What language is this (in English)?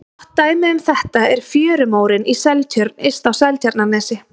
Icelandic